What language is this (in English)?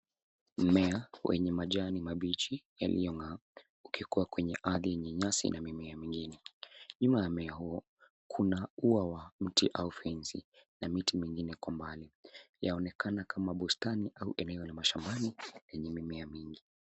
Swahili